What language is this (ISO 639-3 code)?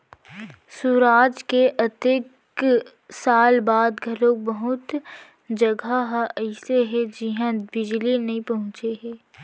hne